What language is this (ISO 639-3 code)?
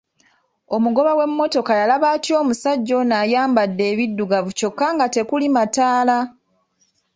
lug